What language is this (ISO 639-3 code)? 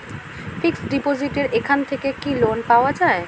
ben